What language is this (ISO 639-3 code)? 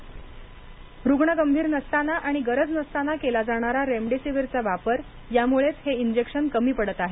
mar